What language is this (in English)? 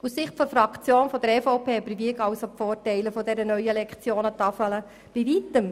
Swiss German